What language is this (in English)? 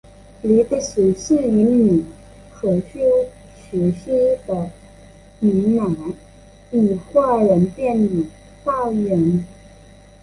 Chinese